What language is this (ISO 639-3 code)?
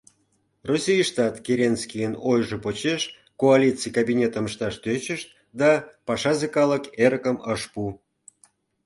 chm